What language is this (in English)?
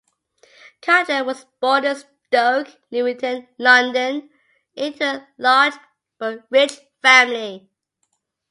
English